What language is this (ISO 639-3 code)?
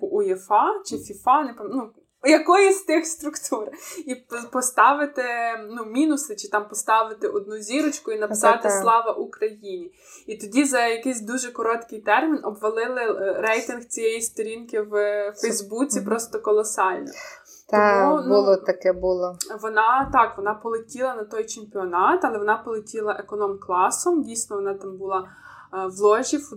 ukr